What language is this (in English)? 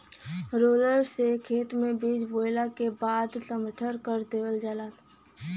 Bhojpuri